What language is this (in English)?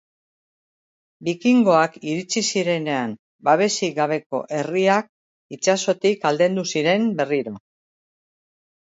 Basque